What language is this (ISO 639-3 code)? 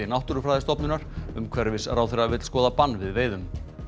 isl